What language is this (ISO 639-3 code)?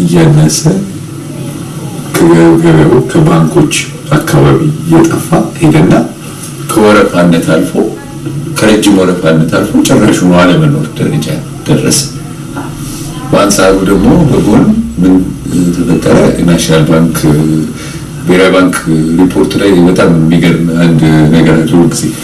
amh